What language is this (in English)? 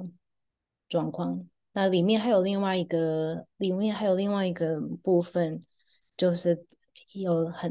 Chinese